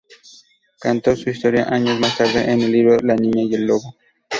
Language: Spanish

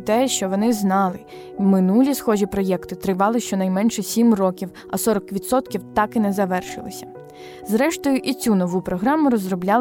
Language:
Ukrainian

